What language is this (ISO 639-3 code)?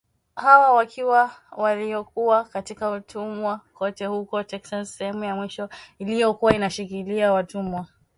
swa